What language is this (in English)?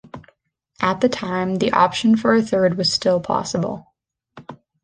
English